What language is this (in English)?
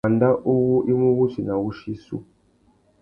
Tuki